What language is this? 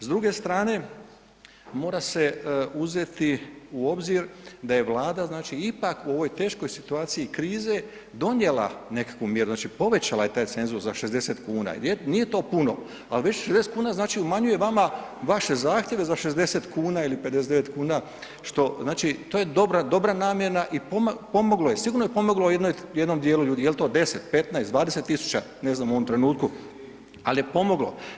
Croatian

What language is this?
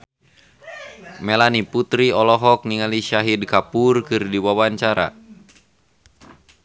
Sundanese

